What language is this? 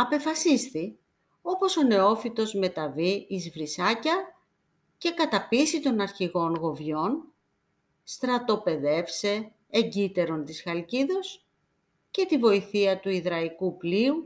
Greek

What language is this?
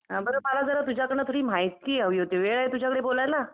Marathi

